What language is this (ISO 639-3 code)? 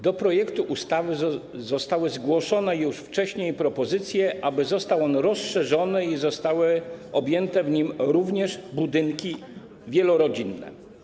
pol